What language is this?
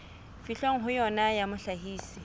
Southern Sotho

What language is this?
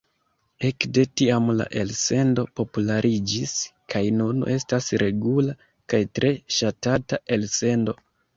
Esperanto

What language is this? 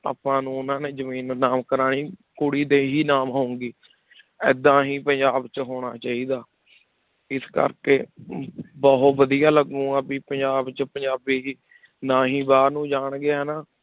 Punjabi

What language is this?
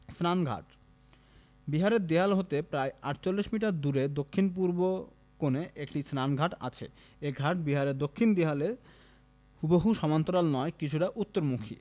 Bangla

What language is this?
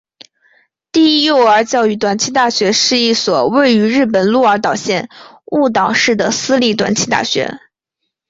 Chinese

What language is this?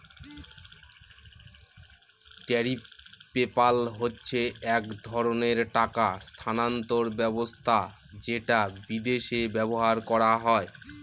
Bangla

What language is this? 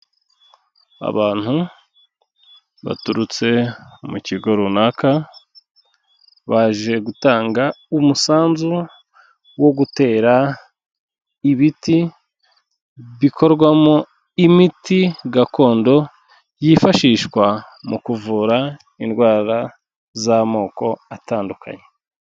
Kinyarwanda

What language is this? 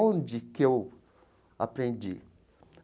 Portuguese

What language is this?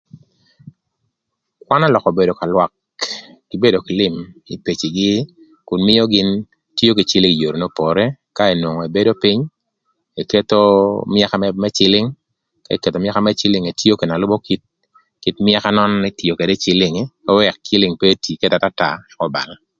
Thur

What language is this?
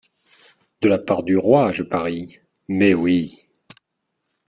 French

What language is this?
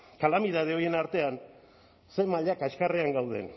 Basque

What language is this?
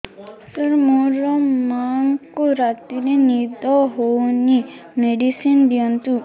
Odia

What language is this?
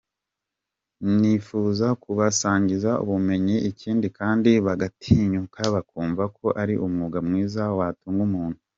Kinyarwanda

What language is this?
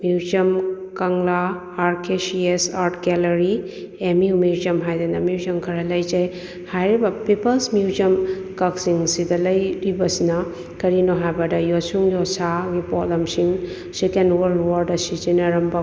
Manipuri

